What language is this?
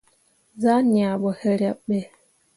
Mundang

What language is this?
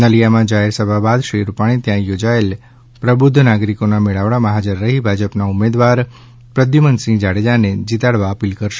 Gujarati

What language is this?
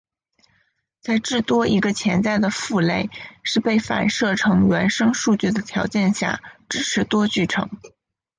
Chinese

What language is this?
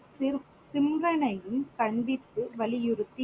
Tamil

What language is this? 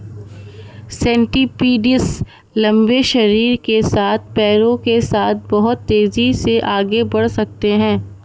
Hindi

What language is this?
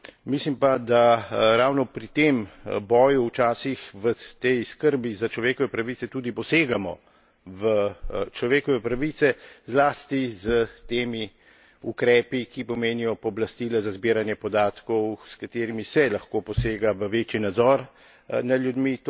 Slovenian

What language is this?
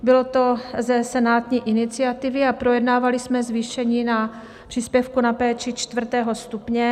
Czech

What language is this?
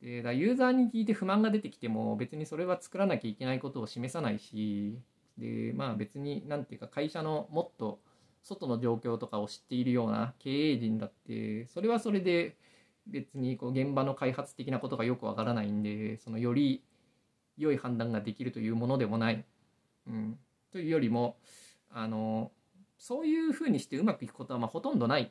Japanese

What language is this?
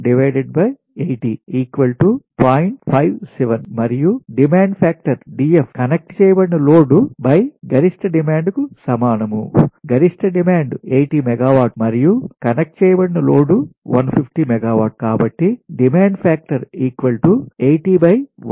Telugu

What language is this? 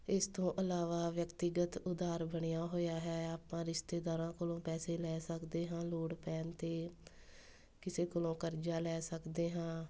Punjabi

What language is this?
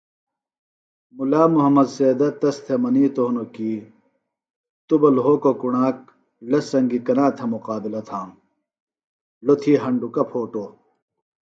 Phalura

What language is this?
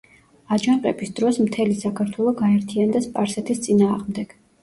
Georgian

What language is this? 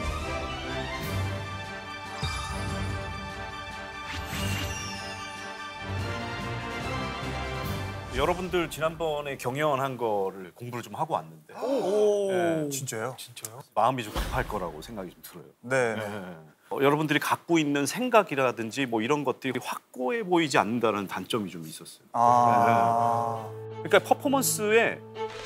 Korean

